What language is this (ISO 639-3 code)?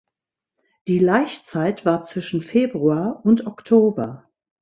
deu